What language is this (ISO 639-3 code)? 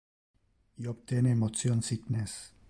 ina